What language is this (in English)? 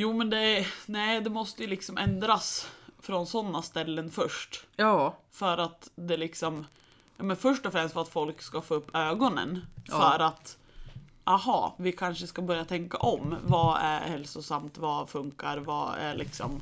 Swedish